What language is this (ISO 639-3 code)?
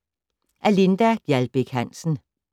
dan